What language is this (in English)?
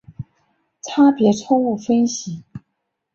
Chinese